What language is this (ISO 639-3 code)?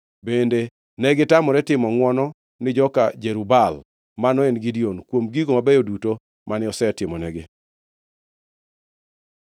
luo